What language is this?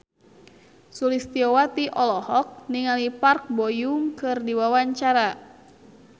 Sundanese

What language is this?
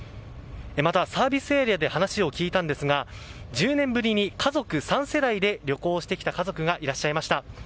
Japanese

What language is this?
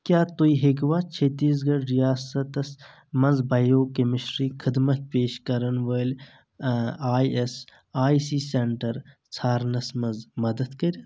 Kashmiri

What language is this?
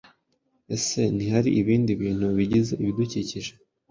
Kinyarwanda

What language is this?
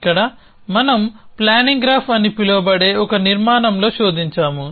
Telugu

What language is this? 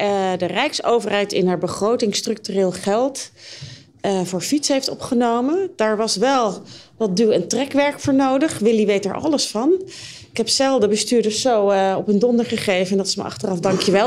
Dutch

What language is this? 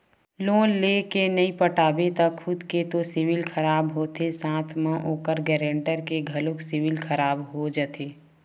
Chhattisgarhi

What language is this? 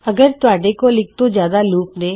Punjabi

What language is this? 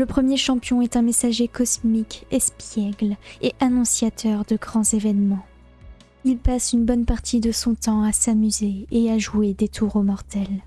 French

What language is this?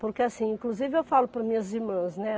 Portuguese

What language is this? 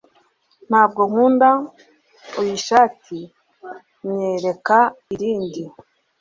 Kinyarwanda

